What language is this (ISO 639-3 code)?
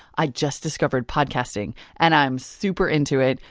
eng